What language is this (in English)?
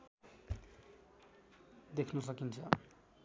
Nepali